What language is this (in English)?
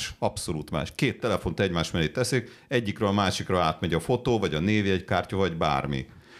Hungarian